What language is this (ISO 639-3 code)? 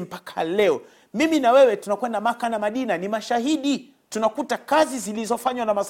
swa